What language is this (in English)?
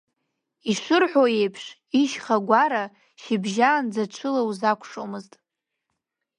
Abkhazian